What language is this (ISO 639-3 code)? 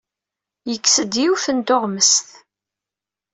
kab